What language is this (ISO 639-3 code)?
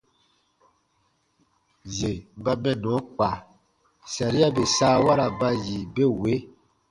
bba